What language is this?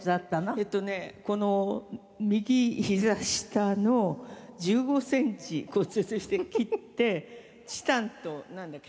Japanese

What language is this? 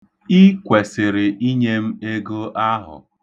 Igbo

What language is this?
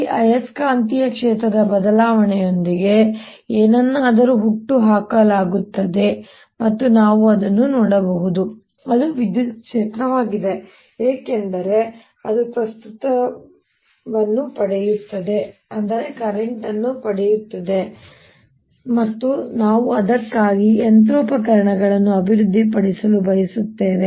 Kannada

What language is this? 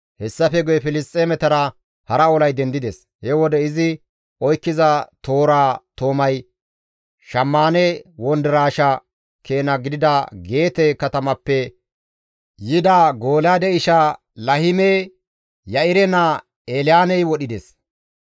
Gamo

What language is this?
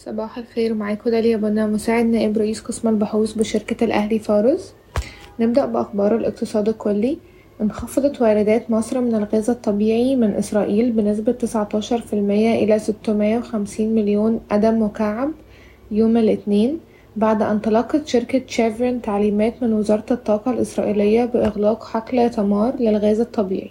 Arabic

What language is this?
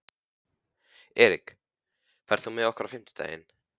Icelandic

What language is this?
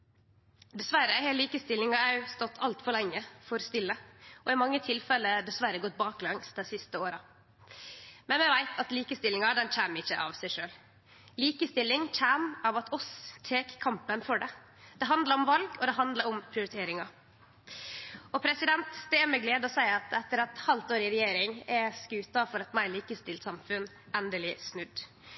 Norwegian Nynorsk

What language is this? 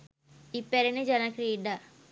Sinhala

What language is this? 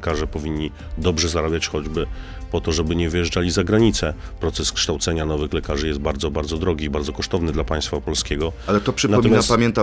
Polish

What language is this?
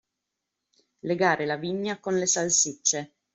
Italian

